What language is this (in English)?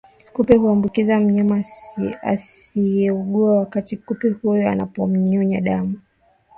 Swahili